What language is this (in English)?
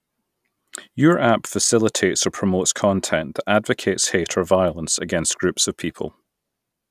English